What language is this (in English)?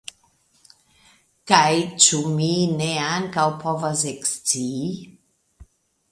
Esperanto